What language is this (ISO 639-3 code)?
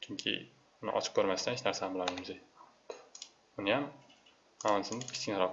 tur